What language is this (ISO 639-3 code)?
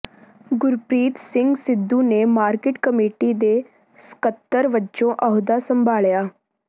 pan